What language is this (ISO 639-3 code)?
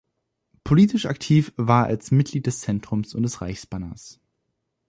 deu